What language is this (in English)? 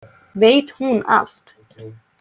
Icelandic